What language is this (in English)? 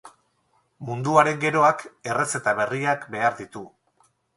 Basque